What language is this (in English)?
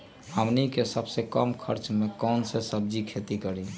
Magahi